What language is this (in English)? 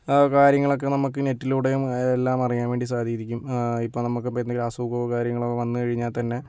Malayalam